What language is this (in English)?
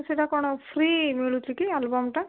Odia